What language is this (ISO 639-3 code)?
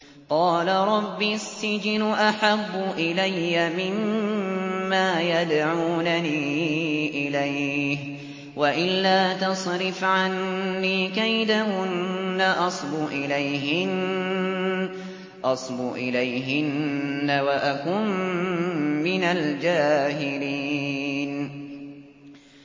ara